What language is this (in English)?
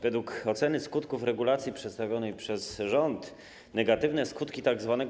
Polish